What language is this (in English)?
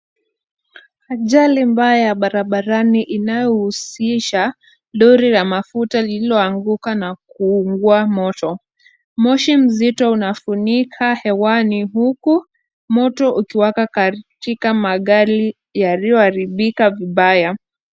Swahili